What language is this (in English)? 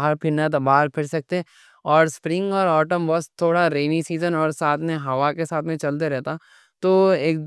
Deccan